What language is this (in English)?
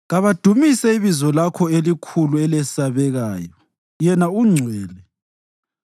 North Ndebele